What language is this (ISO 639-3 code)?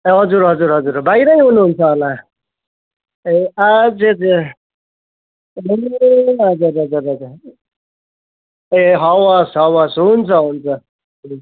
nep